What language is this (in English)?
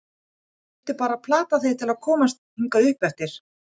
Icelandic